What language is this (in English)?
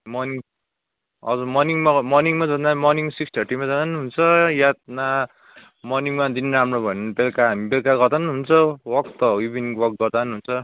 Nepali